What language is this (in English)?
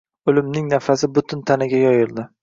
Uzbek